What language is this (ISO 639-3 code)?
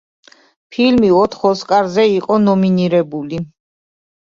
kat